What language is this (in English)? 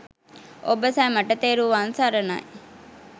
Sinhala